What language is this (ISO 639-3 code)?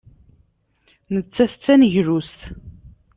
kab